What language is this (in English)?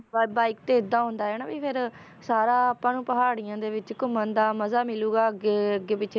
Punjabi